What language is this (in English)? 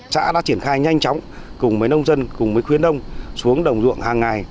Vietnamese